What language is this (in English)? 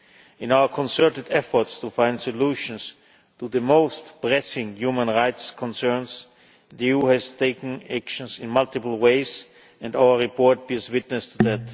English